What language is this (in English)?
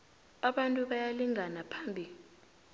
South Ndebele